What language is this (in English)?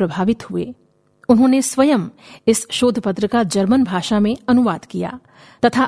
Hindi